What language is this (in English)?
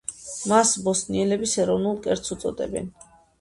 Georgian